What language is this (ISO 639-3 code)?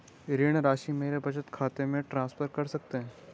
hin